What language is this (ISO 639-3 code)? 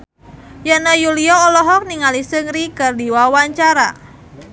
sun